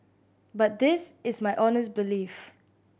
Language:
English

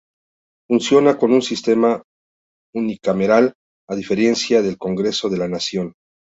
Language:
Spanish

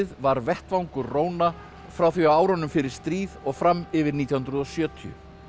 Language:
Icelandic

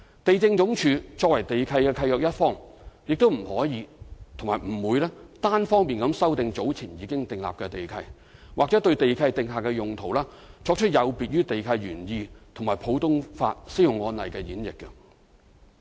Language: Cantonese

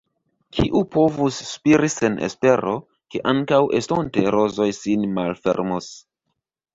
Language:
Esperanto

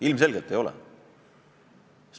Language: Estonian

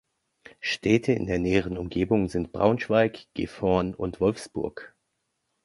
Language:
German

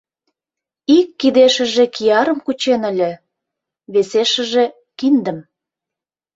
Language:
Mari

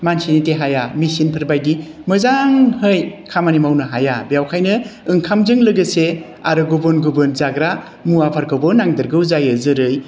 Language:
Bodo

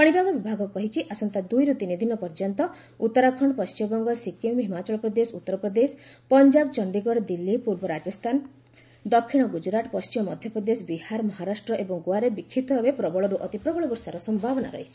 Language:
Odia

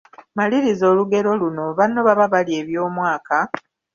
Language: Ganda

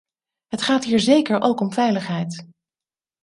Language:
Dutch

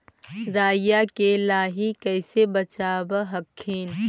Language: Magahi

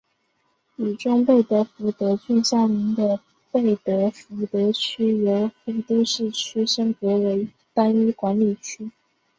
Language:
Chinese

